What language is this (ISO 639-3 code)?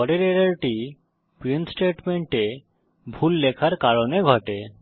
ben